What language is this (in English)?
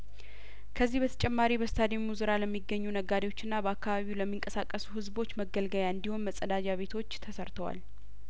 Amharic